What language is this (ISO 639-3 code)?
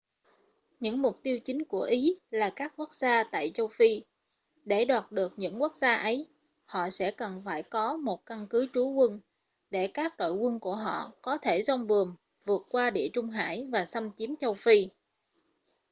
vie